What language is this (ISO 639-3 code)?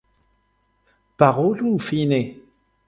epo